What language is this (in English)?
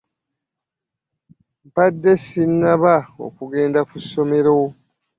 Ganda